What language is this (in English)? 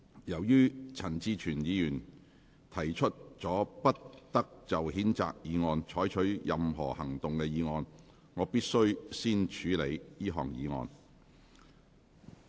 Cantonese